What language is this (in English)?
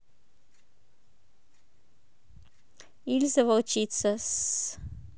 Russian